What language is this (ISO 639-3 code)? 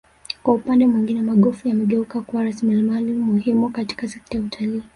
swa